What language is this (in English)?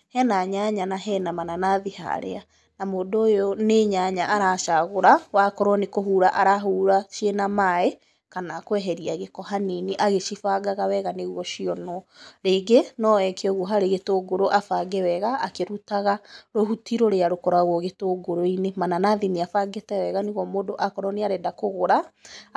Kikuyu